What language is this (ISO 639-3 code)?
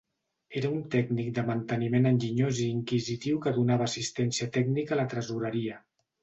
cat